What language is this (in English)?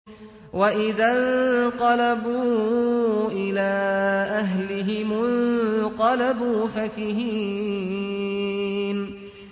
Arabic